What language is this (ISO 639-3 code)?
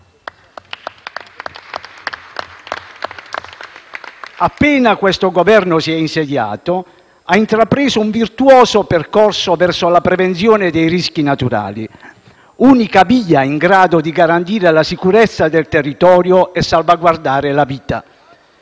ita